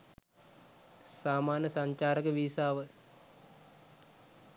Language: Sinhala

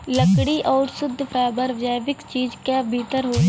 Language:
Bhojpuri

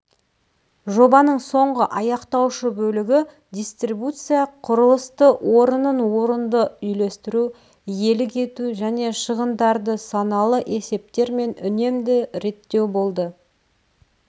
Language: Kazakh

